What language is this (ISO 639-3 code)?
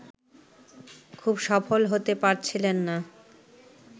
ben